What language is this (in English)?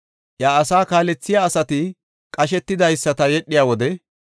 Gofa